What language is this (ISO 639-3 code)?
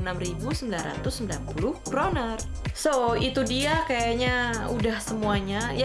ind